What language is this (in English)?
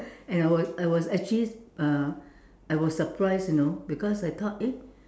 English